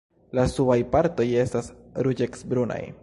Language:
Esperanto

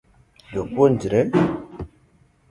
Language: Luo (Kenya and Tanzania)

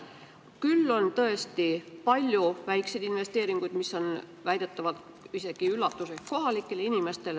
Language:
Estonian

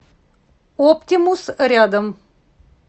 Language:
Russian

